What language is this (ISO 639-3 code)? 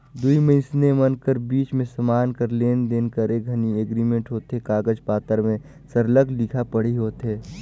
hne